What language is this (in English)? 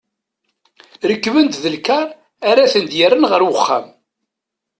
Kabyle